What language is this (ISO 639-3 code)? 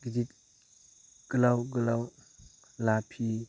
brx